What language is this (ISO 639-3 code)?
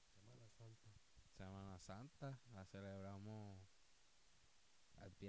spa